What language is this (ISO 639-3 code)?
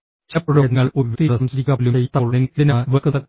mal